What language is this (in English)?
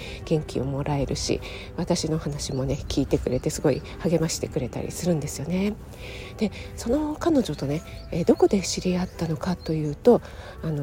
Japanese